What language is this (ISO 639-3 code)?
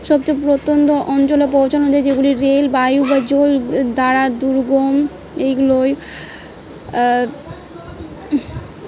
ben